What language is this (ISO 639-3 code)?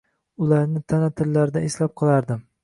uzb